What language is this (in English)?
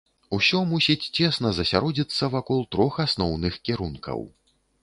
Belarusian